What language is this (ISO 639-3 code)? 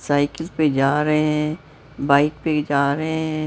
hin